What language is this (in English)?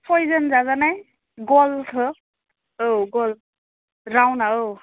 Bodo